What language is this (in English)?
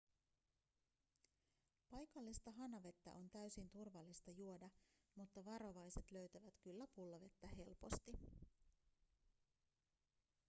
Finnish